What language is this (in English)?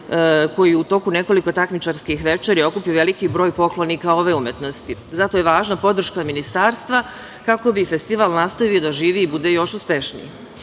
Serbian